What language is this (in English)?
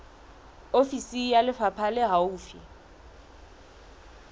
Southern Sotho